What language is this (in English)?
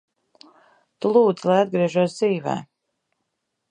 Latvian